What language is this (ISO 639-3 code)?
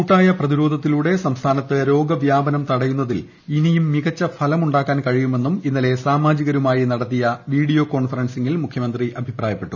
mal